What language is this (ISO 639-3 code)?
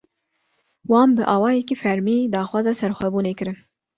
kur